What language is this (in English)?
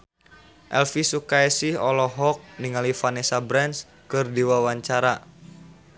Sundanese